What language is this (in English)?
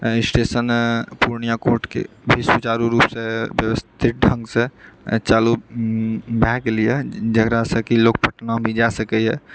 Maithili